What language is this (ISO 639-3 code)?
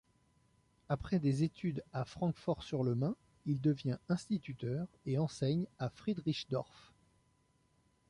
fra